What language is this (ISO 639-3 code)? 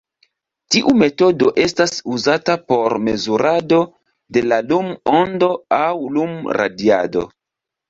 epo